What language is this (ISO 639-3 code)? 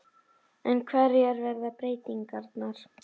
isl